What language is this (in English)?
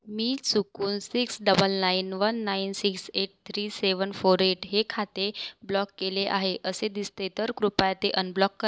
Marathi